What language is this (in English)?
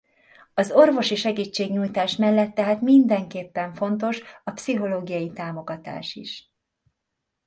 Hungarian